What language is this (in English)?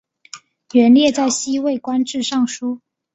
Chinese